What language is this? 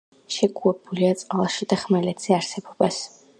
Georgian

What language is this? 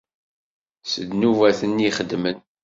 Kabyle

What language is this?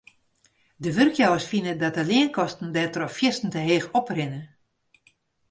Western Frisian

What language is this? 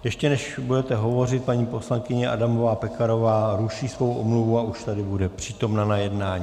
Czech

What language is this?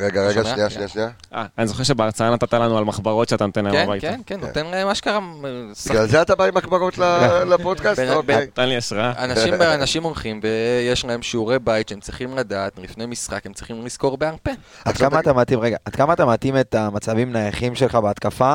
Hebrew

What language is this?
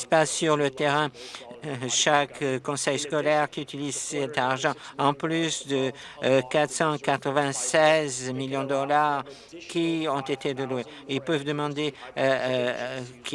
French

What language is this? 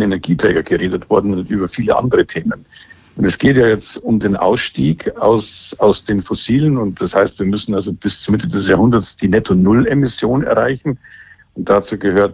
German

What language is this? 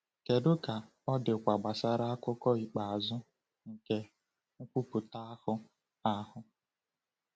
Igbo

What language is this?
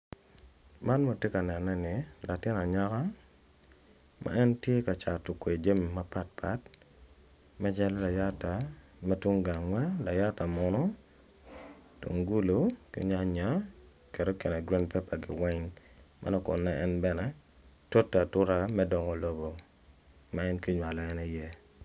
Acoli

